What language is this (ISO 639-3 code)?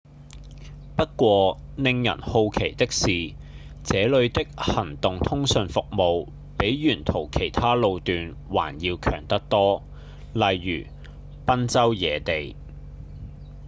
yue